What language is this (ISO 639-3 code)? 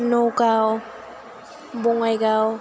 brx